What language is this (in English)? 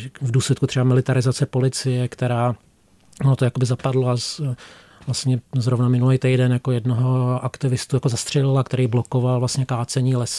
Czech